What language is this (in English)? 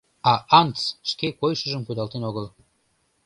Mari